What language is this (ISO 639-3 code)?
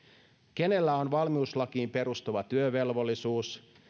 fin